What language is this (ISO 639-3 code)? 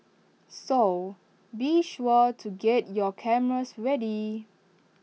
eng